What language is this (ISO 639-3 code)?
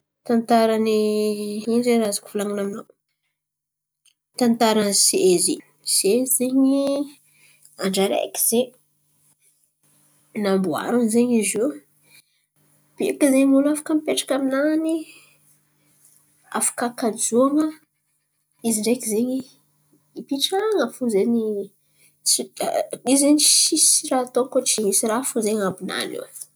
xmv